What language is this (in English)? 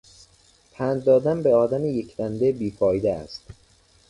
Persian